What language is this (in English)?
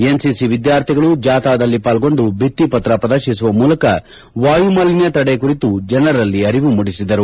Kannada